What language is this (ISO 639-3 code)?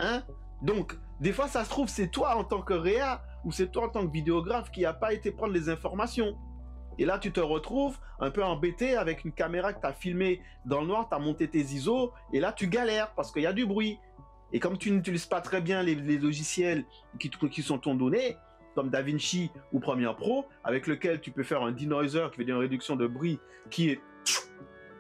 fra